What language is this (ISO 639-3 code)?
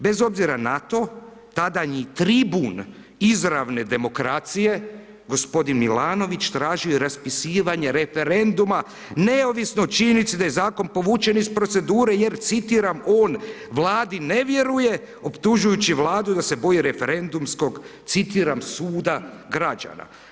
hrv